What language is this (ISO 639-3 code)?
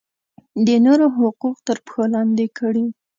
pus